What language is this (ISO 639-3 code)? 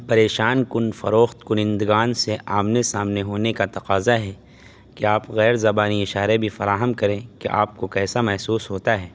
urd